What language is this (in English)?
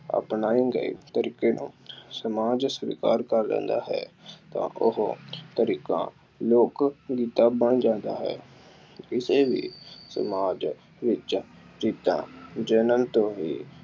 Punjabi